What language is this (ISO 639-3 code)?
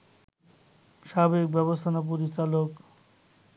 ben